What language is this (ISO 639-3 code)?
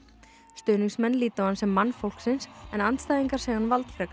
isl